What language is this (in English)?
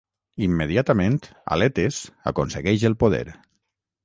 Catalan